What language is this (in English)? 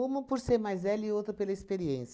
Portuguese